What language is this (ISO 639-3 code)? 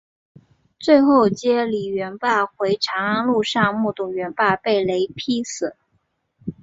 zho